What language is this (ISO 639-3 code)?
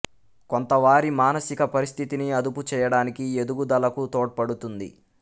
tel